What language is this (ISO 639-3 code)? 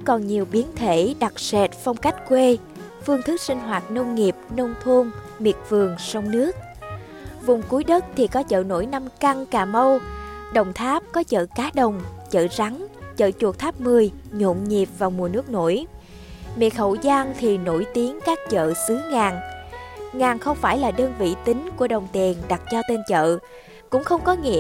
vie